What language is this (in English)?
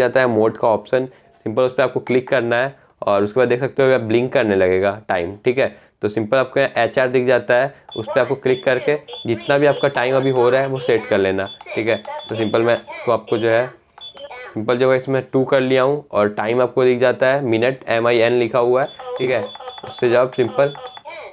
Hindi